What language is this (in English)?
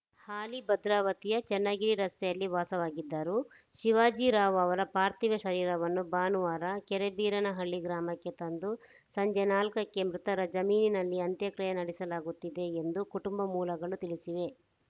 Kannada